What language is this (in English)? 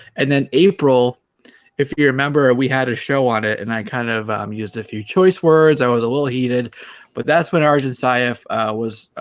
English